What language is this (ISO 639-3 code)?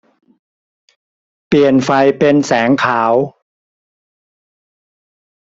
tha